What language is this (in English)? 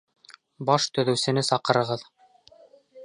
Bashkir